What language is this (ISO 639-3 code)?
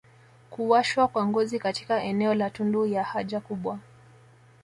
swa